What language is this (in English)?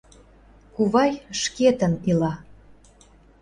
Mari